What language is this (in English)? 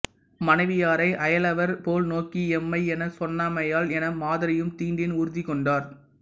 Tamil